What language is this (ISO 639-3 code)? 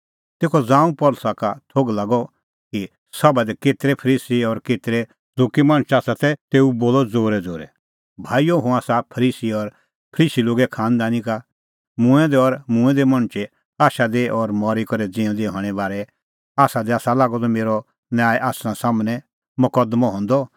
kfx